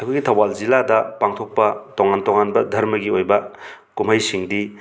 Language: Manipuri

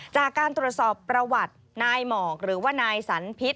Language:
Thai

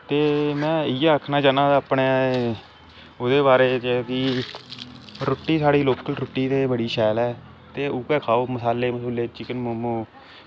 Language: Dogri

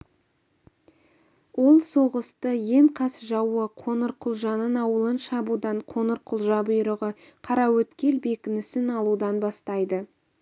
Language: Kazakh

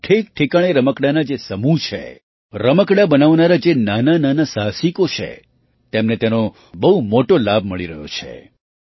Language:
Gujarati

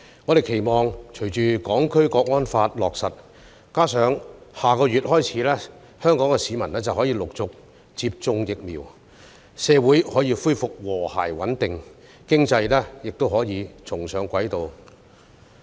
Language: Cantonese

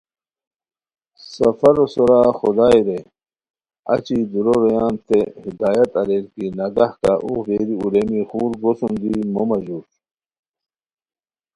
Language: Khowar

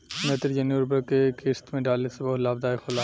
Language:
Bhojpuri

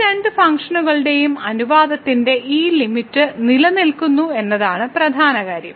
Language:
Malayalam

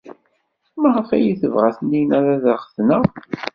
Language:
Kabyle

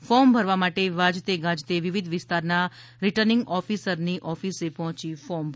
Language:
Gujarati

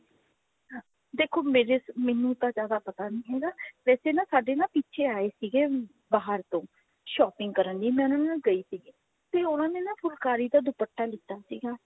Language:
Punjabi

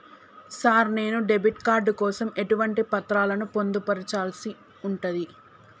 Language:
Telugu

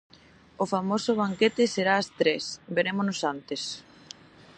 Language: Galician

